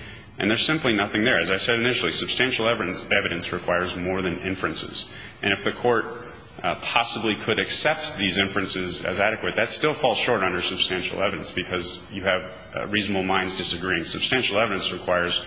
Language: English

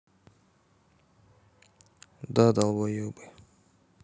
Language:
Russian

